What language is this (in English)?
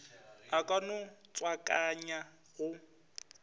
Northern Sotho